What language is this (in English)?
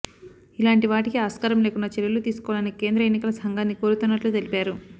Telugu